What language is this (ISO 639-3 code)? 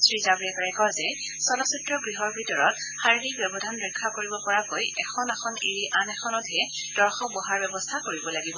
asm